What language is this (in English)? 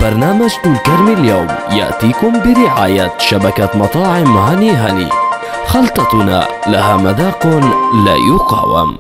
Arabic